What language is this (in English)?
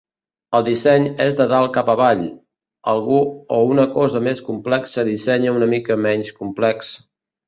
Catalan